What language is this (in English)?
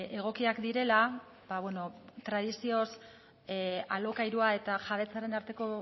Basque